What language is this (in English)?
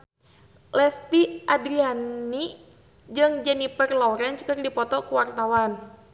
Sundanese